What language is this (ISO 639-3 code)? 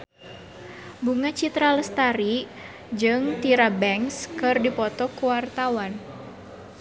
sun